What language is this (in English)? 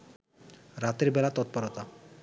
Bangla